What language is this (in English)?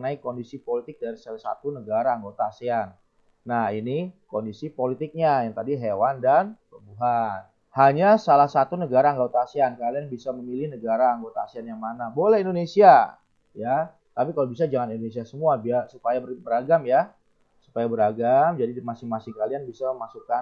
Indonesian